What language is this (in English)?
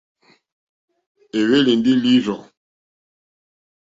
Mokpwe